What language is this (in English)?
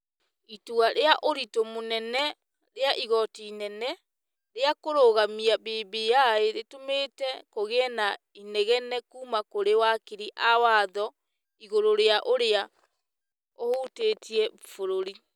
Kikuyu